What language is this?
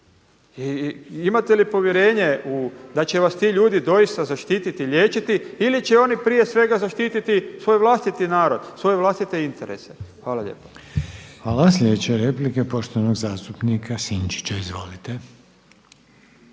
Croatian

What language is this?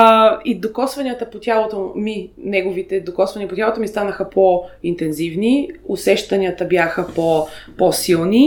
Bulgarian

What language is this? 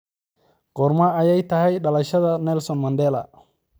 Somali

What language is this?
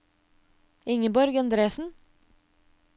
Norwegian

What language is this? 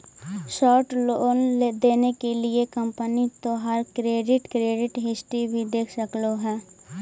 Magahi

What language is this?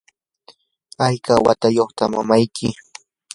Yanahuanca Pasco Quechua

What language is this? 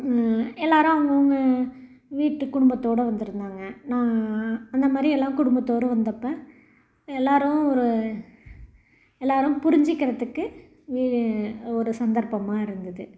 Tamil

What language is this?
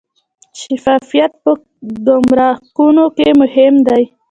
Pashto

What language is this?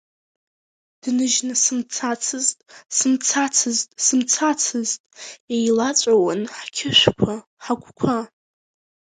Abkhazian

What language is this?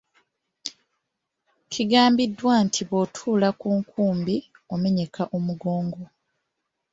Ganda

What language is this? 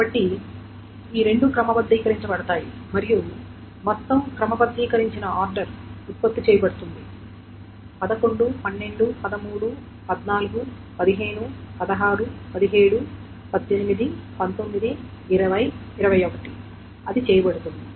Telugu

